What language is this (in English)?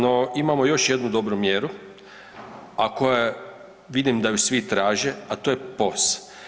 Croatian